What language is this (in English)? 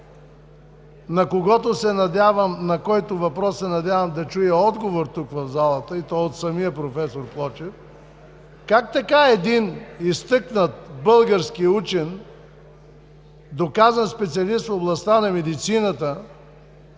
Bulgarian